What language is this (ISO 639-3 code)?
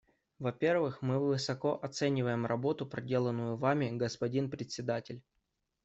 rus